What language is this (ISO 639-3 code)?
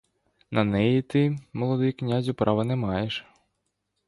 ukr